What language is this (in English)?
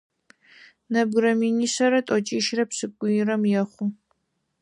Adyghe